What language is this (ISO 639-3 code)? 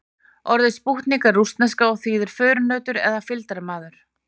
isl